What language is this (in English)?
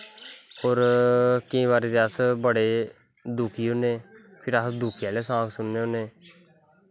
Dogri